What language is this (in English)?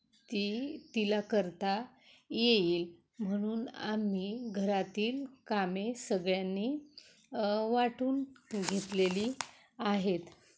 Marathi